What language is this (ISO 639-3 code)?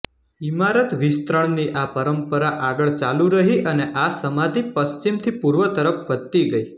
guj